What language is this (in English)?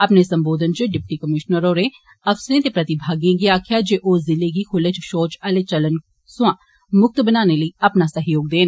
Dogri